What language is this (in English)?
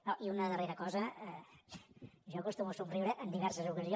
Catalan